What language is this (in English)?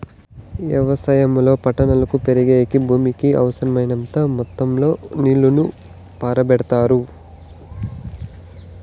Telugu